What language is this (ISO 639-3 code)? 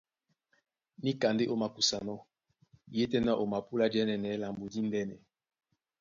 dua